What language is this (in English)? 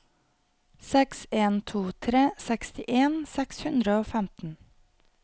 Norwegian